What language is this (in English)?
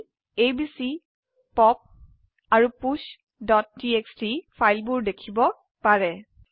Assamese